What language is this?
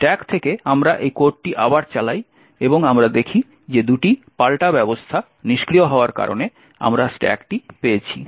Bangla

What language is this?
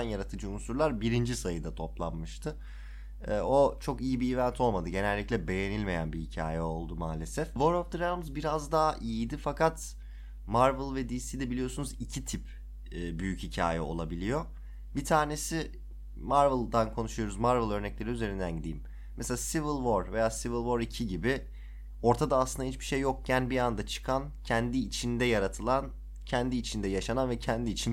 Turkish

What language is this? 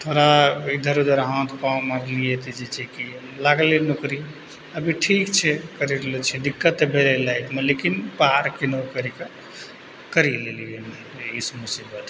Maithili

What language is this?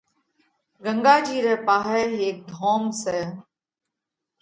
Parkari Koli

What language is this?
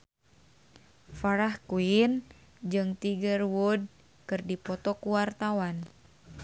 Sundanese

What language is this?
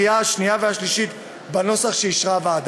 Hebrew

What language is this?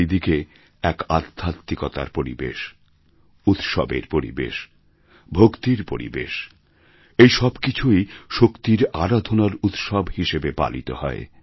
Bangla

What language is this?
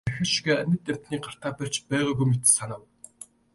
Mongolian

